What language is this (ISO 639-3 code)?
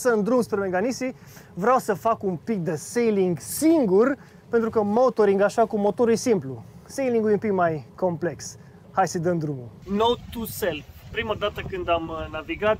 ron